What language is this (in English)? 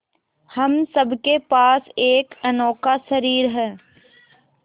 Hindi